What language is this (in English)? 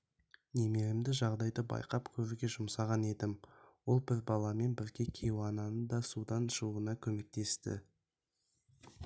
Kazakh